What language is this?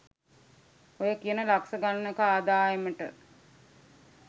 Sinhala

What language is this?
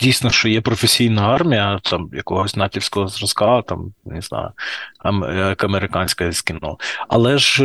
Ukrainian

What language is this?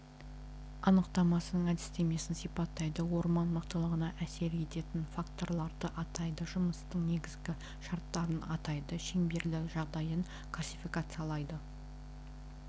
Kazakh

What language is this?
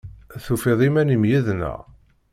Kabyle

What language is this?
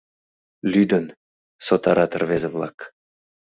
Mari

